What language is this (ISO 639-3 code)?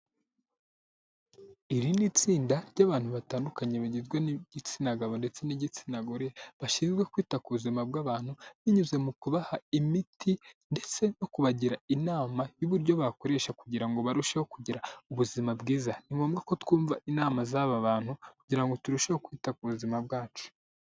kin